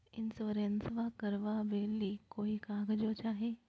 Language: Magahi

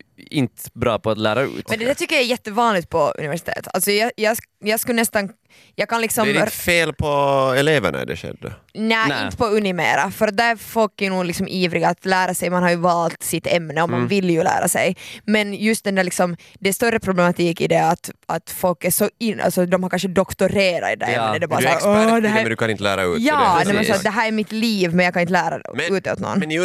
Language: Swedish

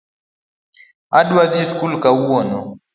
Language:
Luo (Kenya and Tanzania)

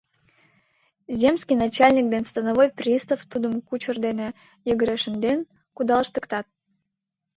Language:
Mari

